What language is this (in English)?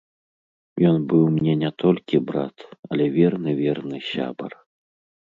Belarusian